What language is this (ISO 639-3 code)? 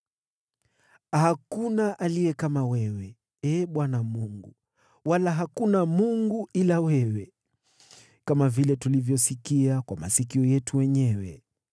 swa